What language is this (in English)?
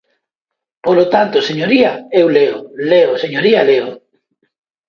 Galician